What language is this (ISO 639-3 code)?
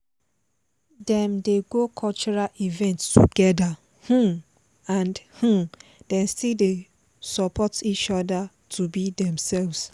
pcm